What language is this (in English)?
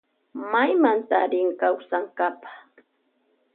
Loja Highland Quichua